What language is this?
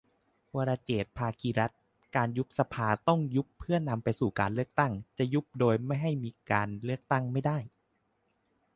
Thai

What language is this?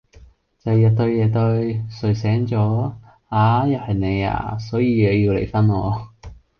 Cantonese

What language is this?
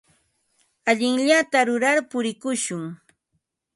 Ambo-Pasco Quechua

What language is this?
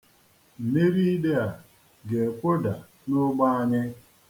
Igbo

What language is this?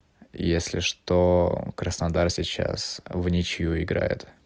Russian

